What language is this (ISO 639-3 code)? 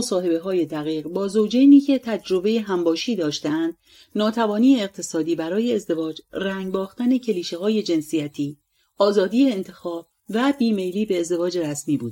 fas